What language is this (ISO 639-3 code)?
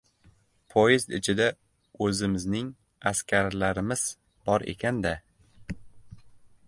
uzb